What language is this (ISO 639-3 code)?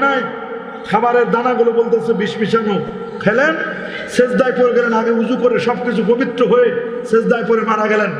tur